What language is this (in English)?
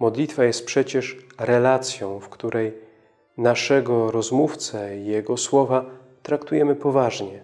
Polish